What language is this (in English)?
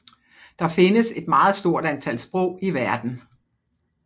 Danish